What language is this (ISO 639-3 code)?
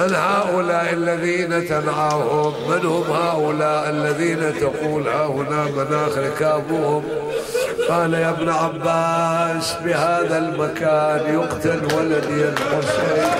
ara